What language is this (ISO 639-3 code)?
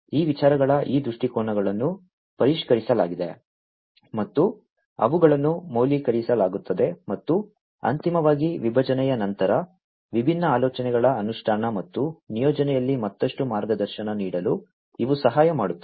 kan